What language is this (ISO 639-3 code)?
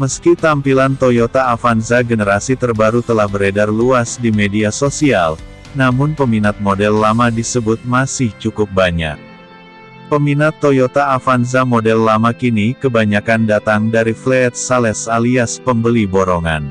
ind